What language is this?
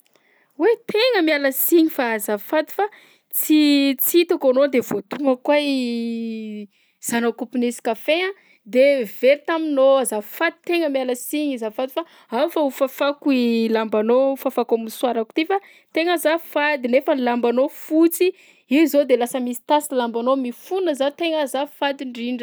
Southern Betsimisaraka Malagasy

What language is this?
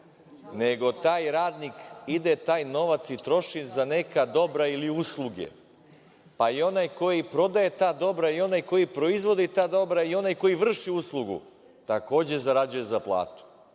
Serbian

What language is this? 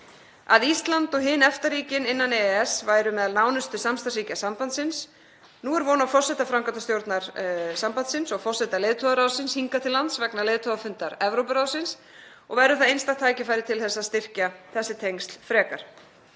Icelandic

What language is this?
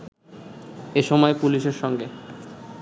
Bangla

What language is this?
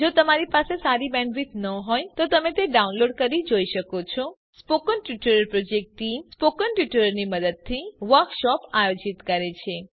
Gujarati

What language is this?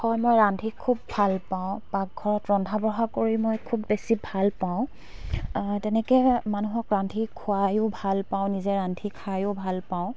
Assamese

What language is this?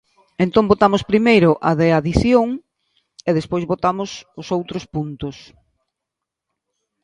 Galician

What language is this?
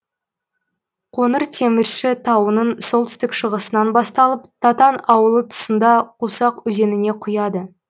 Kazakh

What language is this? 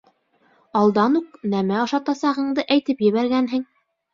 Bashkir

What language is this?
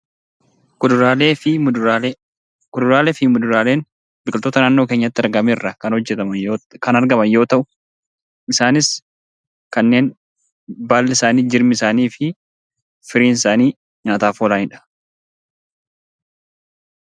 Oromo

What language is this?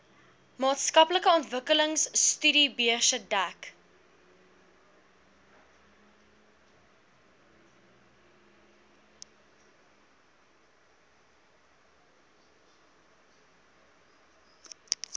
Afrikaans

